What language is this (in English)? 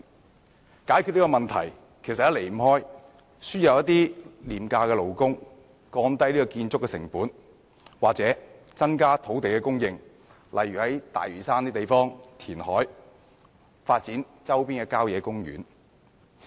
Cantonese